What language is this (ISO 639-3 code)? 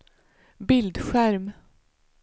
swe